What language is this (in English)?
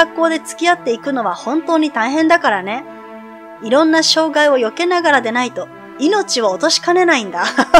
Japanese